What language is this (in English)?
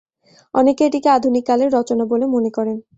Bangla